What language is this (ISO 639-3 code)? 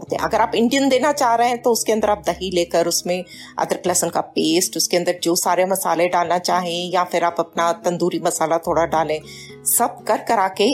hin